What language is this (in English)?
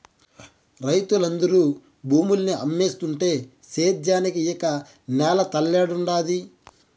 Telugu